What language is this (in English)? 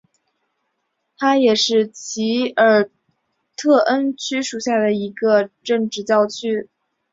Chinese